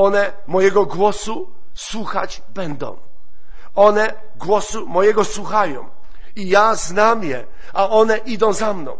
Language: Polish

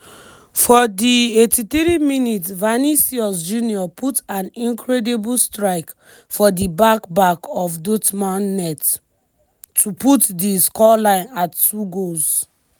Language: Nigerian Pidgin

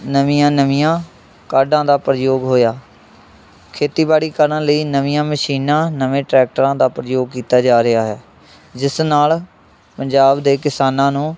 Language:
Punjabi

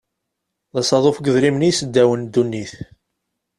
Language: Kabyle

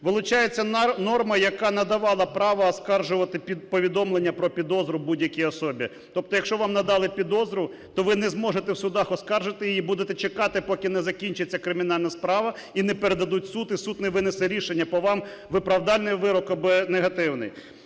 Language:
Ukrainian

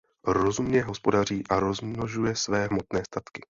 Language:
Czech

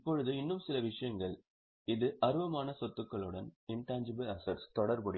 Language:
Tamil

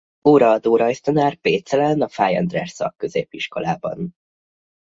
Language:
Hungarian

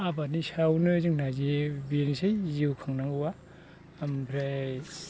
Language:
Bodo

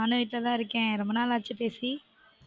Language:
Tamil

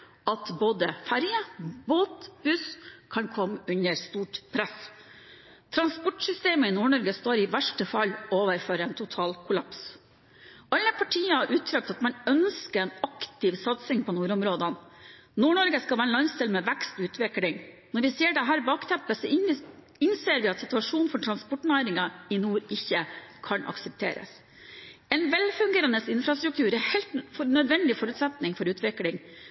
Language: Norwegian Bokmål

